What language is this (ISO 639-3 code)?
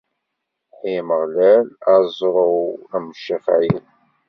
kab